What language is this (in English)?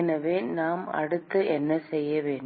Tamil